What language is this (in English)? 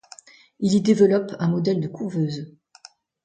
French